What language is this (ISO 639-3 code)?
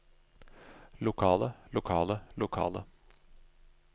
nor